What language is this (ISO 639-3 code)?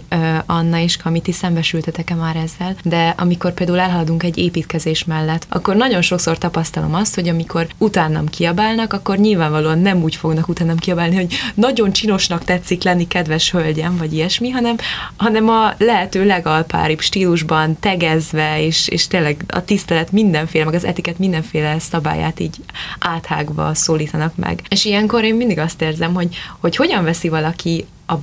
hun